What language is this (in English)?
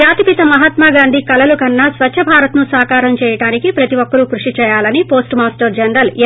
Telugu